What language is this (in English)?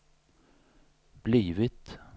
Swedish